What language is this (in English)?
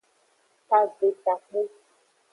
Aja (Benin)